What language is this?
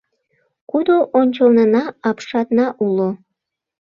Mari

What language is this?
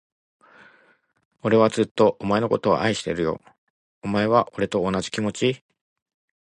Japanese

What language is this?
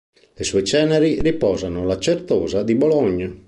Italian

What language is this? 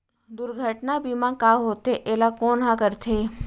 Chhattisgarhi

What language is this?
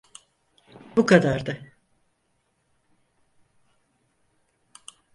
Turkish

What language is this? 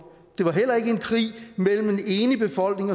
Danish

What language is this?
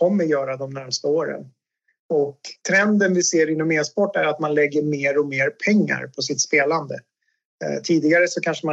Swedish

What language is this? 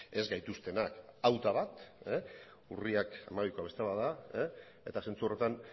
Basque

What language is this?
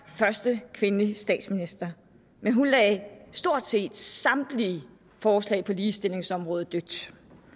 Danish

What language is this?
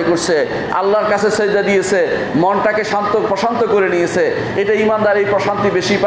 Turkish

